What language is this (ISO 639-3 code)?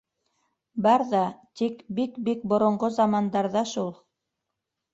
bak